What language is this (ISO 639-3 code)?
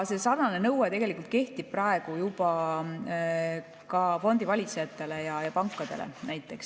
est